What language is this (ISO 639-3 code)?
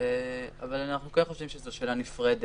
heb